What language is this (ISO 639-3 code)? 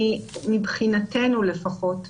heb